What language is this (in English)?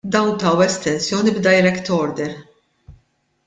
Maltese